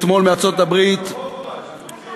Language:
Hebrew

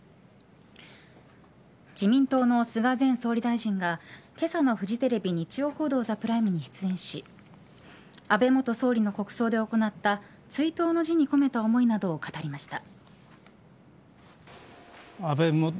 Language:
Japanese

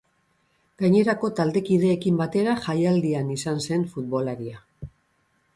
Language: Basque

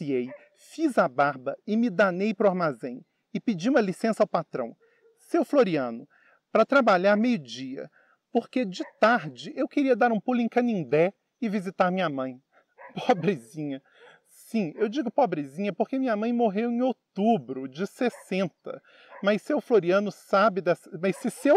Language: Portuguese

